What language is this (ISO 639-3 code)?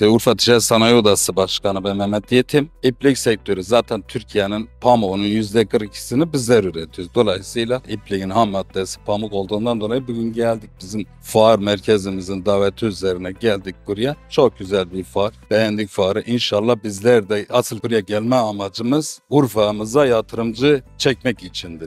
tur